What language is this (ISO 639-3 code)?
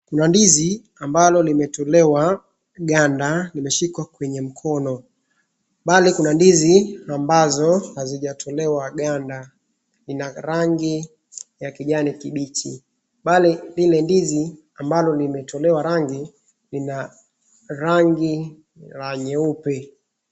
swa